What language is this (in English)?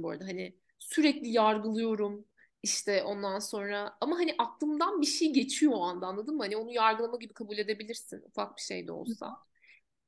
Turkish